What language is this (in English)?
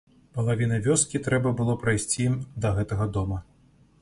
Belarusian